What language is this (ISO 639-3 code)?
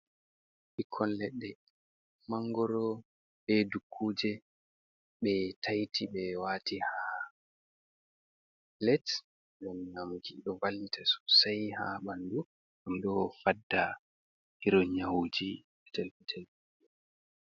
ful